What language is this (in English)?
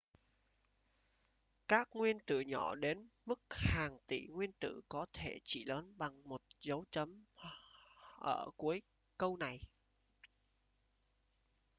Vietnamese